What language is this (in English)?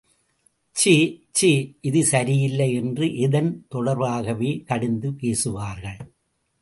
Tamil